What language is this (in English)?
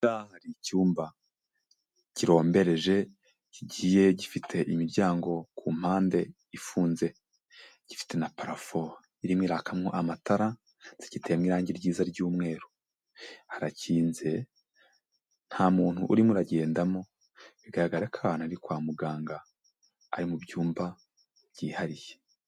Kinyarwanda